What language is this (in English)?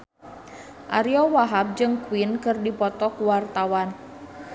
Sundanese